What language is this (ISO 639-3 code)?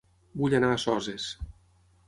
cat